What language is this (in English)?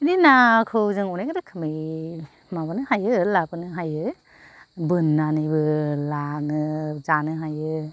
Bodo